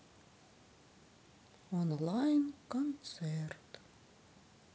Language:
Russian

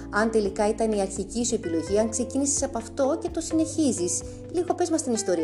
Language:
Greek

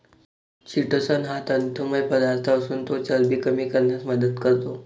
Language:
Marathi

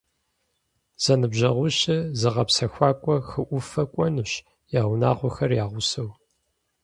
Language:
Kabardian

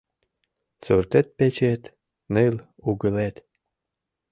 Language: Mari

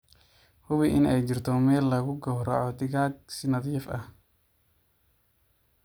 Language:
Somali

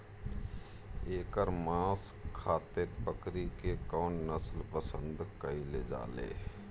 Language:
Bhojpuri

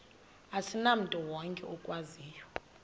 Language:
Xhosa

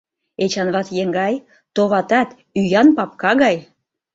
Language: Mari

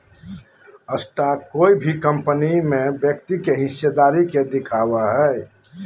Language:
Magahi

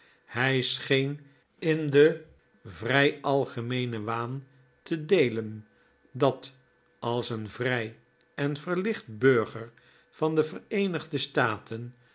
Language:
Dutch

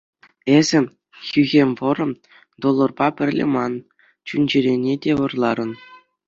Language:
Chuvash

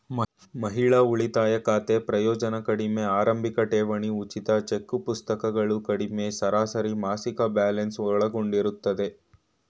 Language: Kannada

